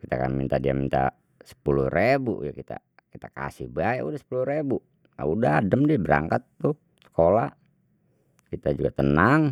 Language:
Betawi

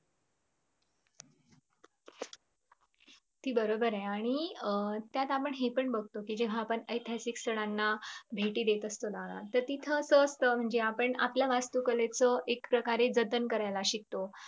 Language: Marathi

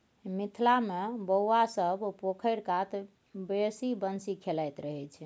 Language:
Maithili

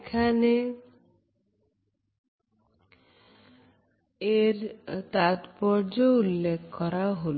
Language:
Bangla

